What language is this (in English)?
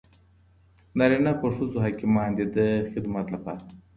Pashto